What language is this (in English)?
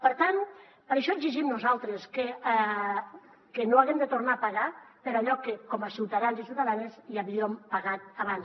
Catalan